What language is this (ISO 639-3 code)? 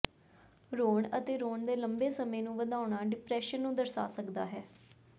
pan